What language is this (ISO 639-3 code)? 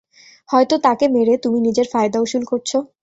ben